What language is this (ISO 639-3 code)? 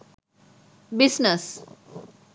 sin